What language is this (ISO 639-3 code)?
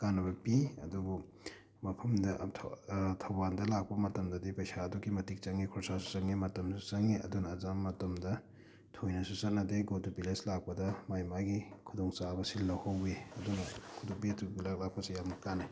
mni